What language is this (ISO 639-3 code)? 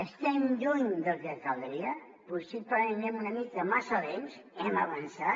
cat